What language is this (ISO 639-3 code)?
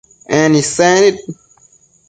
mcf